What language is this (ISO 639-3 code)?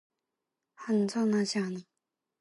kor